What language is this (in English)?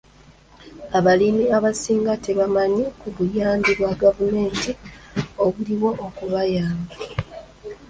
Ganda